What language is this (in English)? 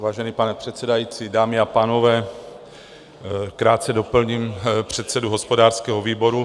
Czech